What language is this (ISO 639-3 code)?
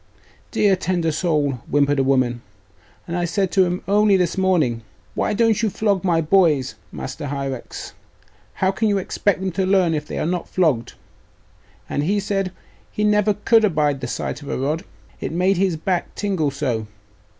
eng